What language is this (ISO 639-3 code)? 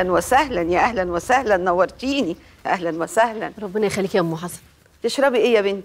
ara